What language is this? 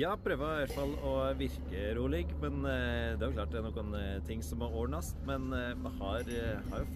Norwegian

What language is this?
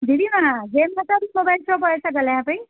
Sindhi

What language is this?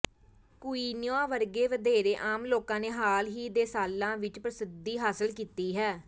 Punjabi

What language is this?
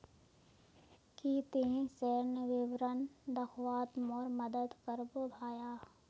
Magahi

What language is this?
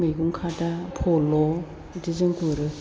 Bodo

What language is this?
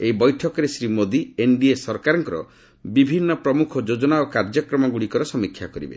Odia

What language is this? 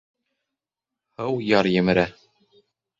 Bashkir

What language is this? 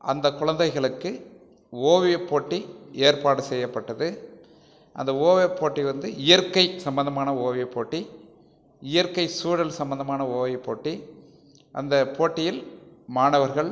Tamil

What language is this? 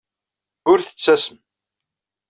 Kabyle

